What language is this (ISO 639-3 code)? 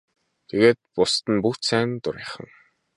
mon